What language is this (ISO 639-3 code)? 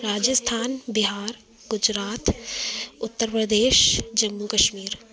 snd